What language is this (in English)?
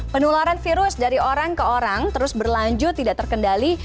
Indonesian